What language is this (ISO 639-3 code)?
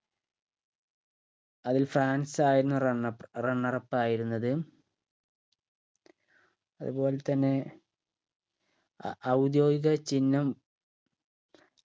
mal